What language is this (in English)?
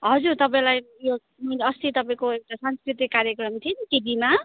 Nepali